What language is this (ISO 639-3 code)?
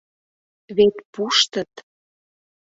chm